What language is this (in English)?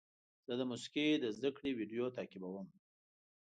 Pashto